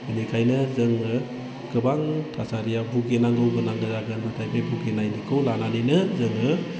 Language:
Bodo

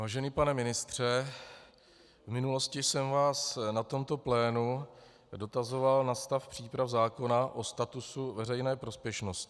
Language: Czech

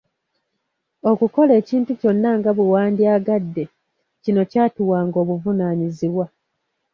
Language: Ganda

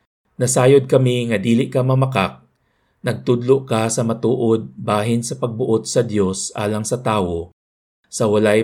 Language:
Filipino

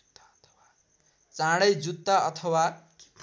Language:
Nepali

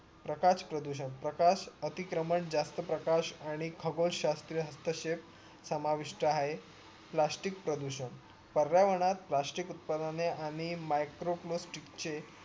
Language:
Marathi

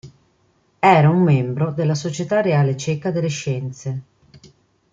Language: Italian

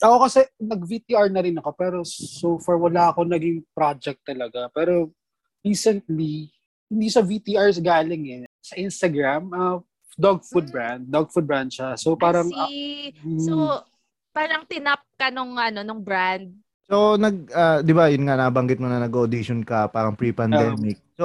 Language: Filipino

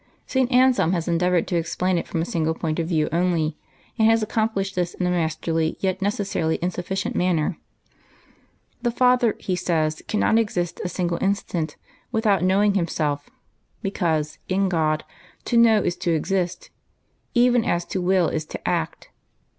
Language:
English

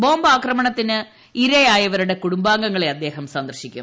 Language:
Malayalam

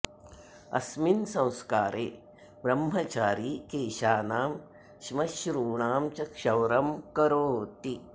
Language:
Sanskrit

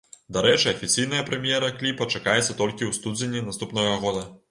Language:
Belarusian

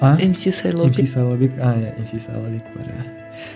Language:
Kazakh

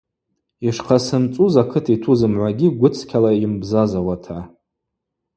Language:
Abaza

